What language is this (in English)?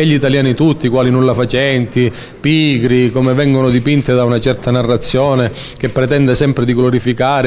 Italian